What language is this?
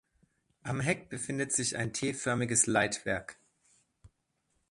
German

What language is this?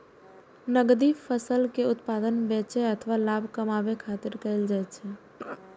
Maithili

